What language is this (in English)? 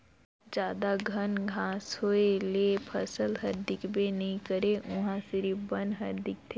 Chhattisgarhi